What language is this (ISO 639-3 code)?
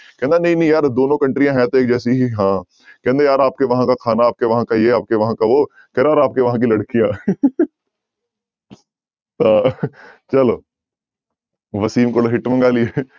pan